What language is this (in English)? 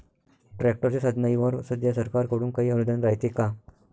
Marathi